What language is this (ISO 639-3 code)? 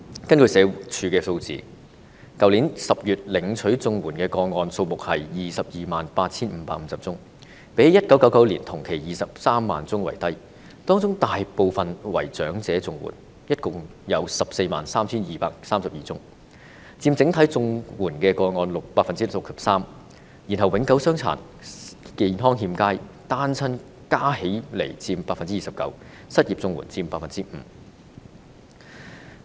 yue